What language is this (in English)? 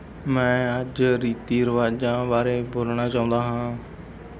Punjabi